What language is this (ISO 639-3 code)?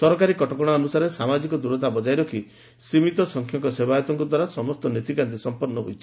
ori